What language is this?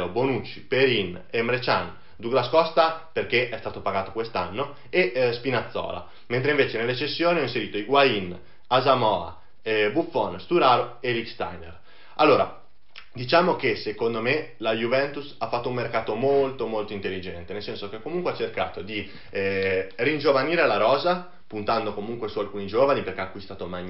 Italian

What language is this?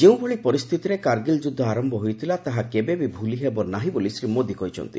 Odia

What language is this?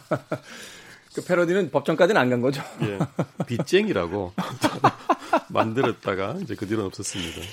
Korean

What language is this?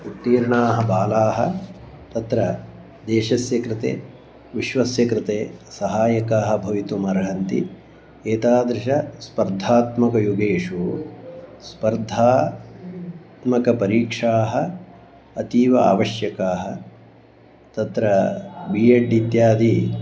Sanskrit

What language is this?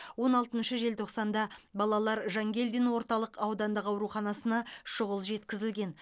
Kazakh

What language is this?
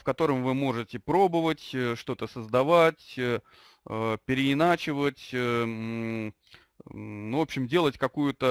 Russian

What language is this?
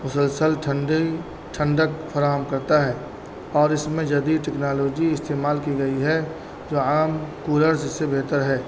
Urdu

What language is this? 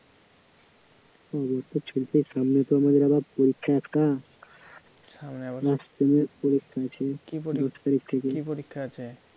Bangla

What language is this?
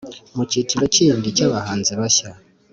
Kinyarwanda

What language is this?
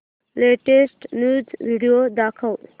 Marathi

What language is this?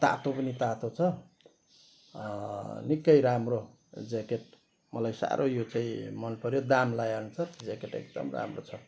Nepali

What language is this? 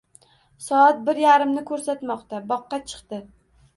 Uzbek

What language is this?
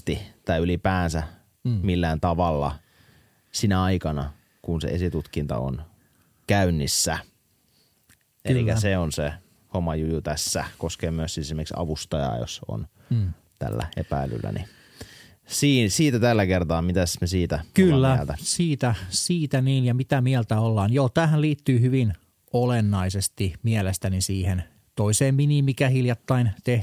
Finnish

